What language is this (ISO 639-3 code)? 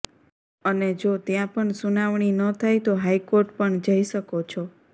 guj